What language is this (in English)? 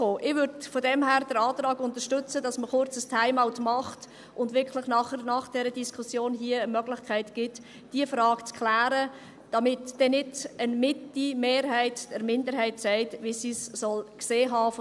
Swiss German